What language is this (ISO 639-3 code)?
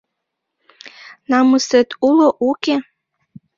chm